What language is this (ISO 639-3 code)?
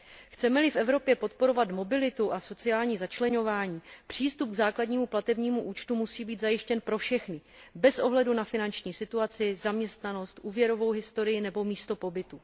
ces